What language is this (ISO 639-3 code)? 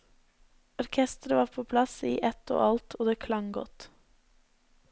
nor